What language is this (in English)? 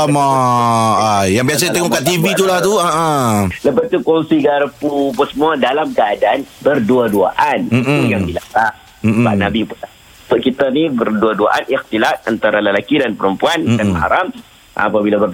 Malay